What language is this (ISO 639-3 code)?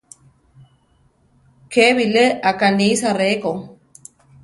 tar